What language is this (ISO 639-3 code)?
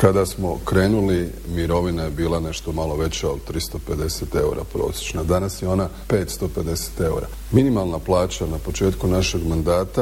hrv